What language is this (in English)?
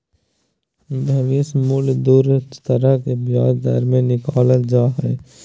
Magahi